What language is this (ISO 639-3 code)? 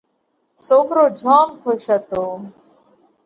kvx